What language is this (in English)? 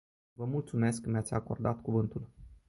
Romanian